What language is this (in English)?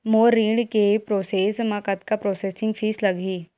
Chhattisgarhi